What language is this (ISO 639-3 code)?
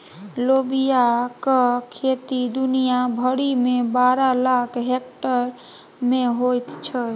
mai